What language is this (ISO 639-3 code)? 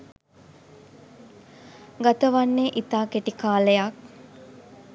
sin